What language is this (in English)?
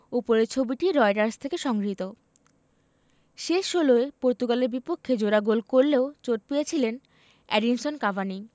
Bangla